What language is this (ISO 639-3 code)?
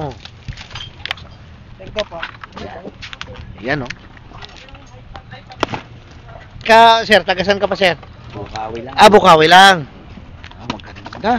fil